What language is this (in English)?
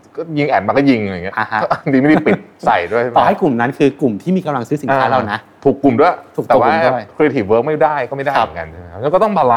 Thai